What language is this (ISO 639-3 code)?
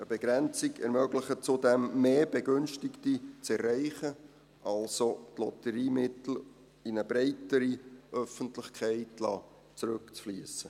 gsw